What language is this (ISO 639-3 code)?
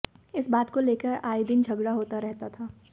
hin